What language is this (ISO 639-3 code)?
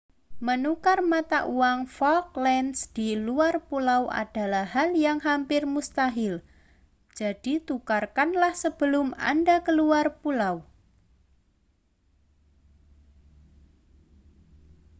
ind